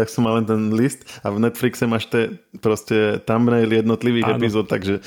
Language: Slovak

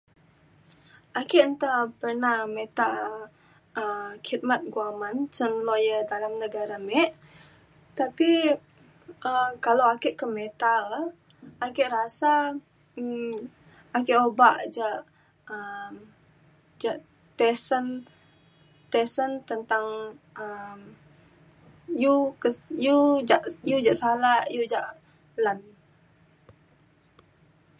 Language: Mainstream Kenyah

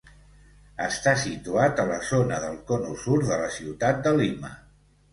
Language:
Catalan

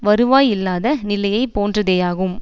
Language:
Tamil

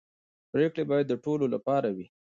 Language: Pashto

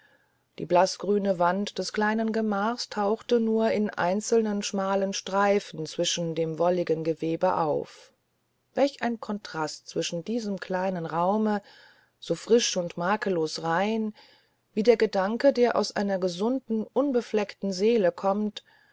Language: German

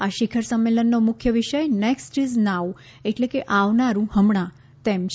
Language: Gujarati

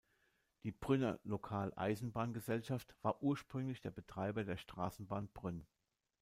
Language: German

